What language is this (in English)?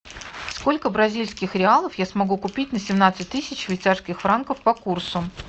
Russian